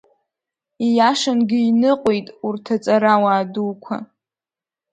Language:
Abkhazian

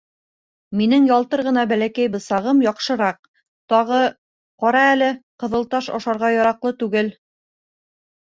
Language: Bashkir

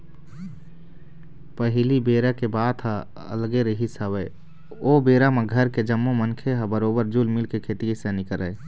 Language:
Chhattisgarhi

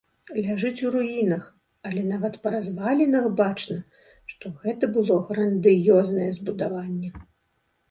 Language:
Belarusian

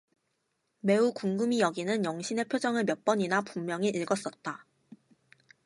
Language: Korean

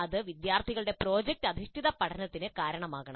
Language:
Malayalam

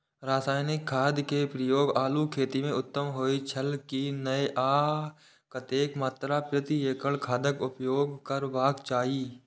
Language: Maithili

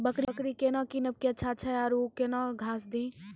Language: Maithili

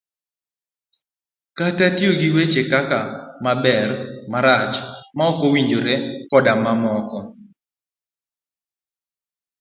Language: Luo (Kenya and Tanzania)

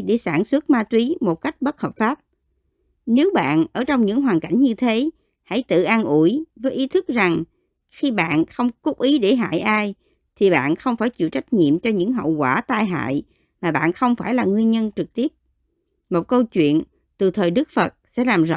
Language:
Vietnamese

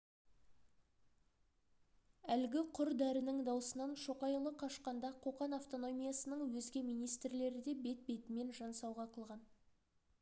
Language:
Kazakh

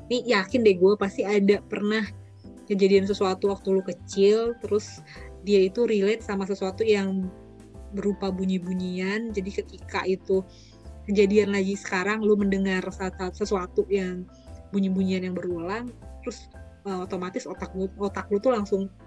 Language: Indonesian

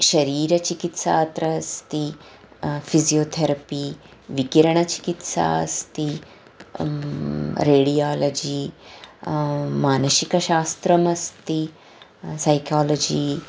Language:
Sanskrit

